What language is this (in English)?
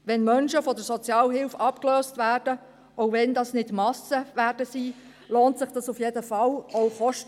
Swiss German